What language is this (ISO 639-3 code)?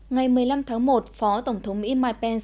vie